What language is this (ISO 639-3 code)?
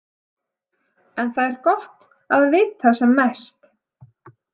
isl